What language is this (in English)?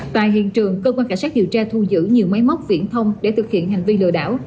Vietnamese